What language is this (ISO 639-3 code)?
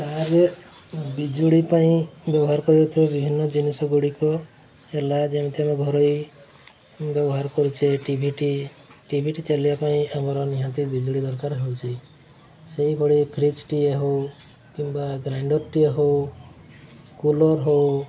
ori